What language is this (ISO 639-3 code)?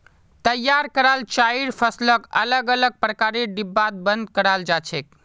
mag